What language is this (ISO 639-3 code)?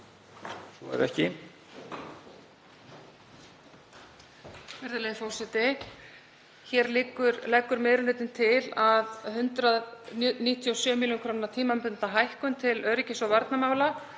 isl